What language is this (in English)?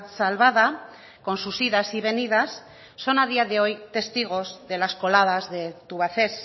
Spanish